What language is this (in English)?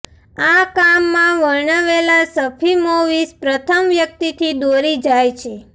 Gujarati